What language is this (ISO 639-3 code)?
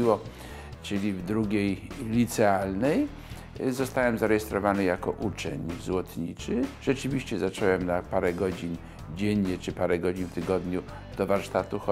pol